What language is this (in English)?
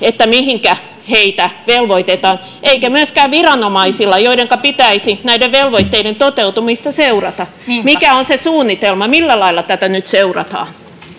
Finnish